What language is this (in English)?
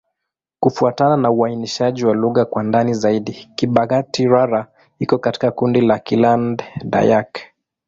Swahili